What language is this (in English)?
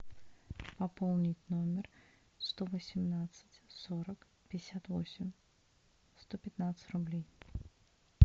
Russian